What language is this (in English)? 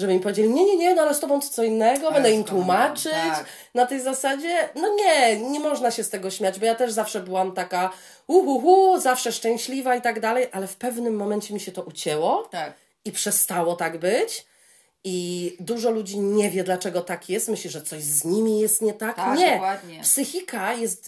Polish